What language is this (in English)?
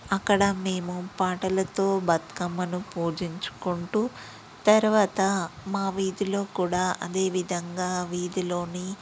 Telugu